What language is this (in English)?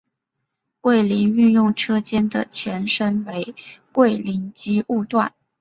Chinese